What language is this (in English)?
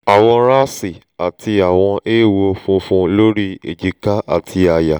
Yoruba